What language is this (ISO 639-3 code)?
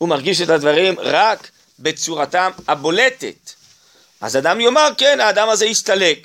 heb